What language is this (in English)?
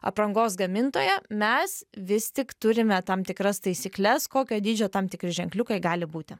Lithuanian